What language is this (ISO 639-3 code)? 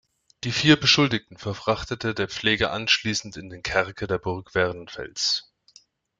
deu